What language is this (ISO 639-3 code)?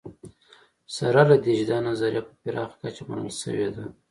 pus